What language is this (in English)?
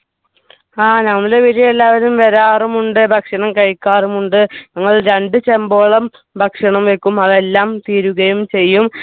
Malayalam